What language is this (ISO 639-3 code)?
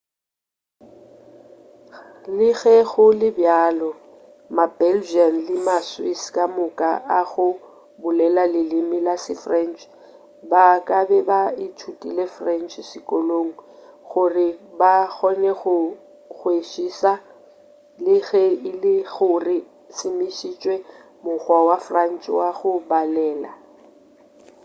nso